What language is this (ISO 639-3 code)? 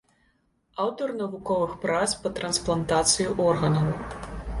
bel